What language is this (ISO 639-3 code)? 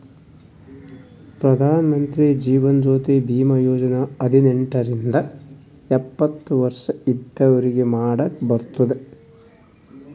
kan